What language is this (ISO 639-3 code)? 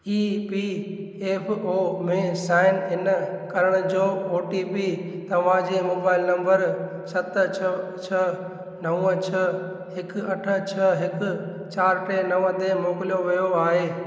snd